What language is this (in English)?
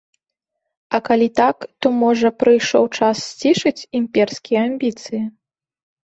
Belarusian